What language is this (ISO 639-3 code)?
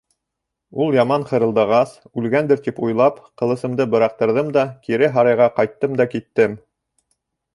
bak